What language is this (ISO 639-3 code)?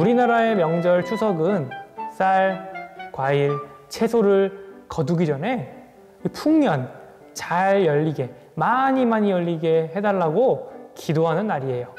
kor